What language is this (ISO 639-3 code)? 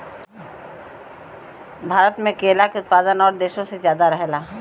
bho